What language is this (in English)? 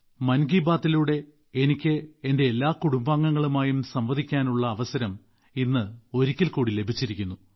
Malayalam